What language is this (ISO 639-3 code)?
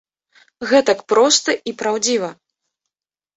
bel